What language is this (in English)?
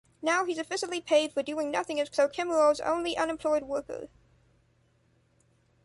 English